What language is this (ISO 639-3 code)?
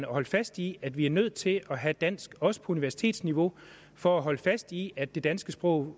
dan